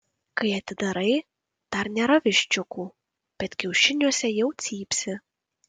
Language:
Lithuanian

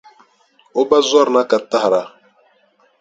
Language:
Dagbani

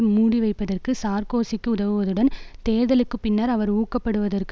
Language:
Tamil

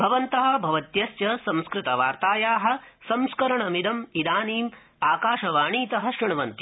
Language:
Sanskrit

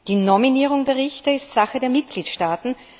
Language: German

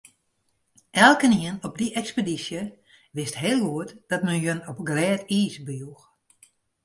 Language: Western Frisian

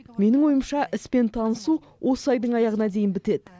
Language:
Kazakh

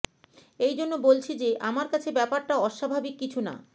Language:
Bangla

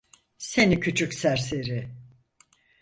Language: Turkish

